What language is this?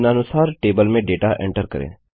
Hindi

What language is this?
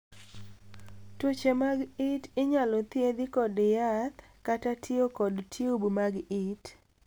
Luo (Kenya and Tanzania)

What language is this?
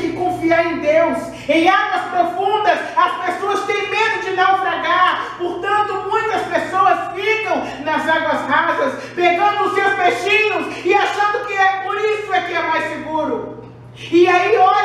Portuguese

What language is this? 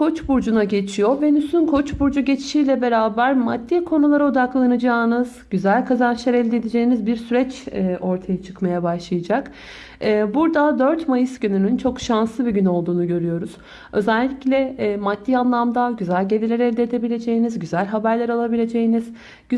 Turkish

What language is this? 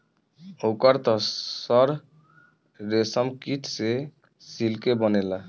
Bhojpuri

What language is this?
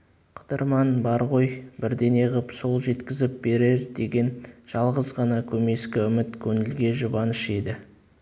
Kazakh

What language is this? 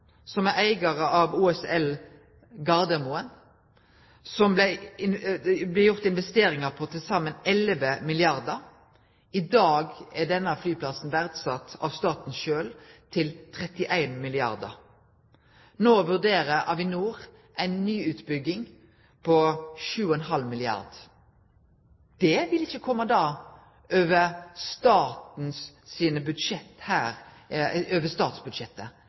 Norwegian Nynorsk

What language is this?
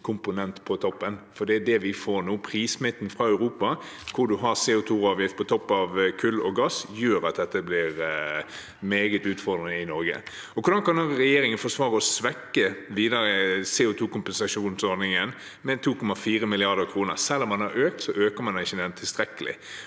Norwegian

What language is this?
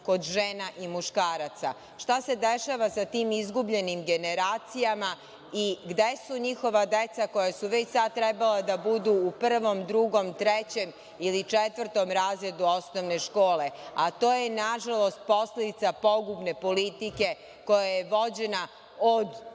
Serbian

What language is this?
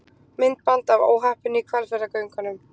Icelandic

